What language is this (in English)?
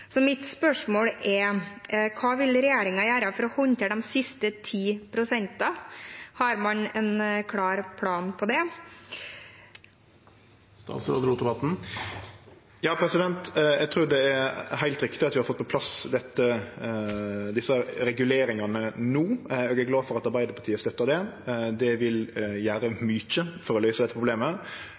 Norwegian